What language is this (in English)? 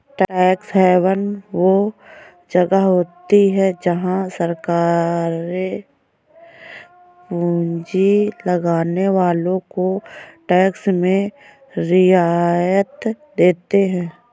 Hindi